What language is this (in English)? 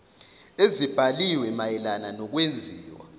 Zulu